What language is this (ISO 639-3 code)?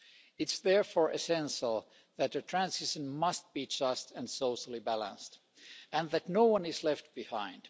eng